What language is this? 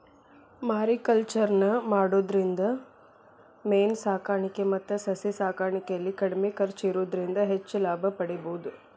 Kannada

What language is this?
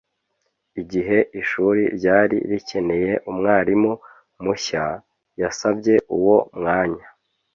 Kinyarwanda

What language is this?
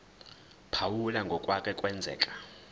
Zulu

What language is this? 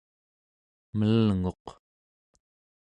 Central Yupik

